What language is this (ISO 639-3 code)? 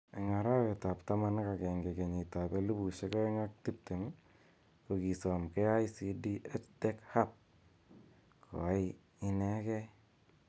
kln